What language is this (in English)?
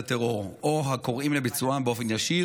Hebrew